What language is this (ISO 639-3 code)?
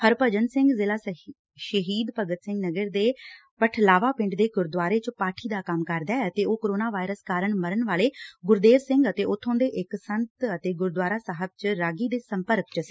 pan